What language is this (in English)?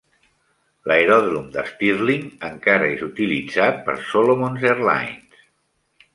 Catalan